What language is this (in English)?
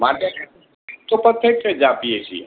Gujarati